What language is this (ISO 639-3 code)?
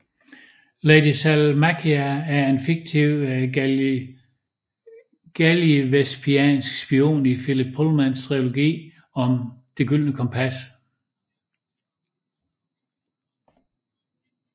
dan